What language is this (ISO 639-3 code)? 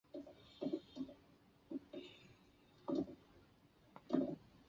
zho